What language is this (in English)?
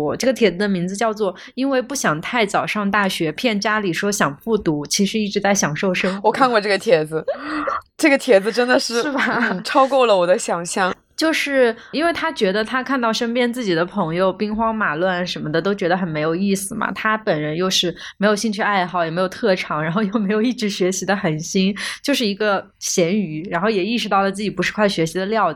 Chinese